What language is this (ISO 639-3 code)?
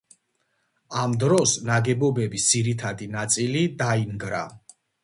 kat